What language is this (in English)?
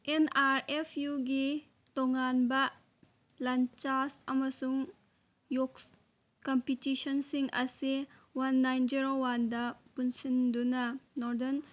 Manipuri